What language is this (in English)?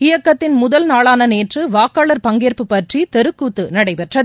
Tamil